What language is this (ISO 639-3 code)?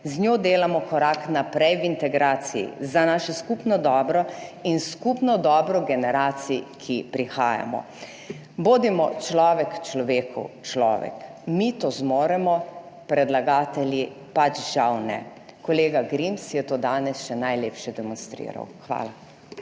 slv